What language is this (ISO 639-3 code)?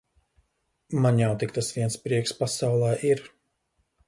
lav